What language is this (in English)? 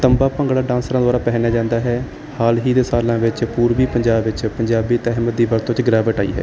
Punjabi